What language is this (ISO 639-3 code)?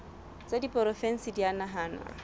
sot